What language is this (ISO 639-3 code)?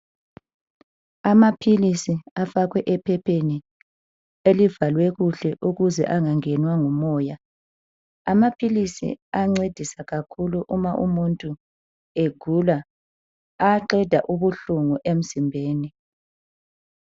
nde